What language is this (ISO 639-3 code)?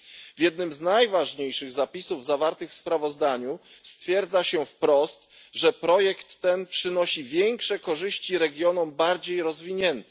pol